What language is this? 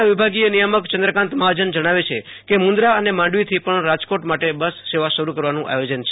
Gujarati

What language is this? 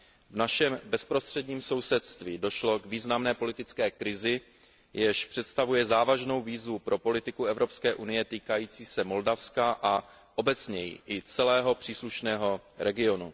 Czech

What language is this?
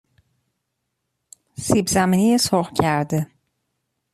Persian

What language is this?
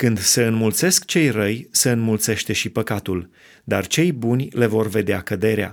Romanian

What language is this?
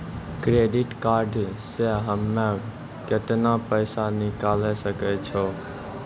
Maithili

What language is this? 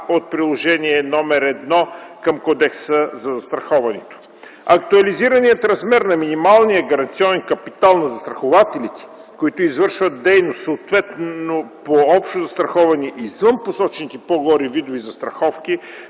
Bulgarian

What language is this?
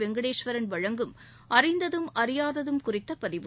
Tamil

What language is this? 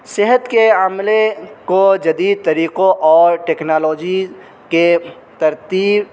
Urdu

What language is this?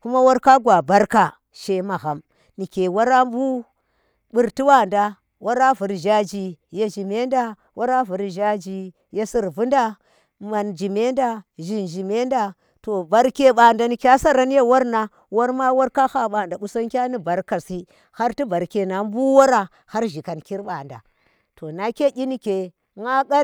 Tera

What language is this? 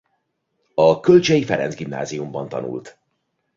Hungarian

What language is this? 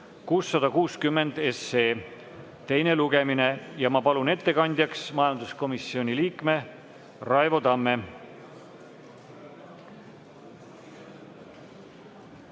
Estonian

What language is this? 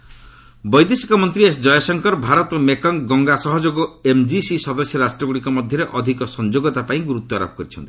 Odia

